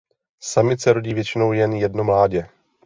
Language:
Czech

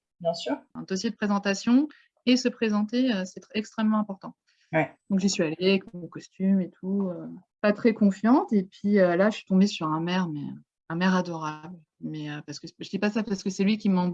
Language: French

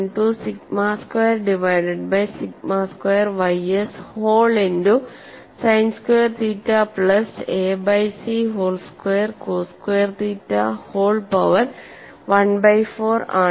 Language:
Malayalam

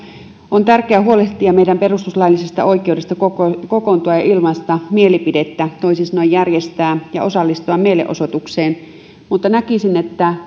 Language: Finnish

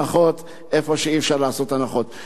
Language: Hebrew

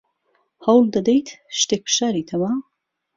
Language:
Central Kurdish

